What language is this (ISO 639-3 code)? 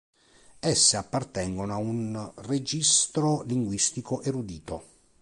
ita